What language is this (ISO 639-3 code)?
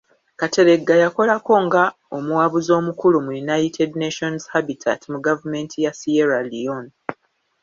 lug